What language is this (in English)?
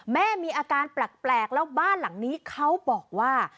Thai